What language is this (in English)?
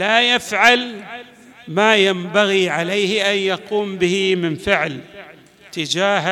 Arabic